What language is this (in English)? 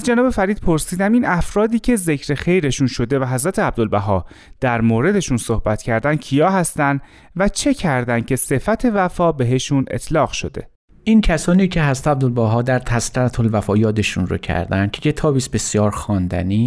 Persian